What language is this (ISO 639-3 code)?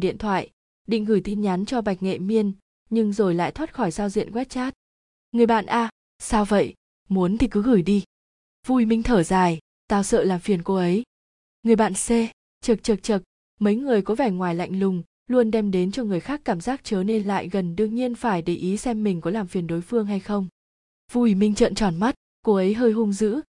vie